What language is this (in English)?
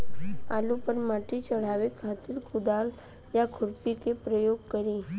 Bhojpuri